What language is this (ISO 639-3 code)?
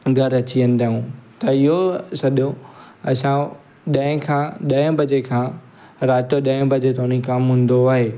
snd